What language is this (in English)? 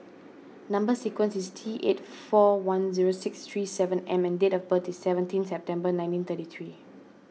English